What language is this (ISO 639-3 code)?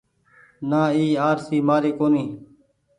gig